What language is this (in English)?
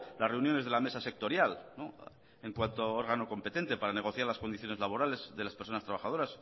Spanish